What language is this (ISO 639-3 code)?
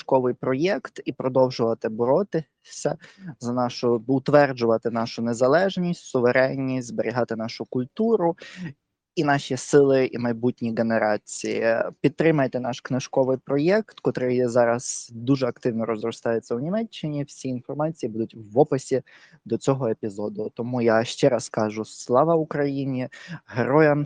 ukr